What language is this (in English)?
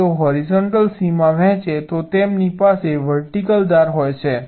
Gujarati